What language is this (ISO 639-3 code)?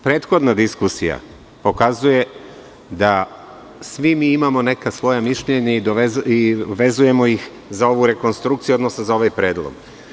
srp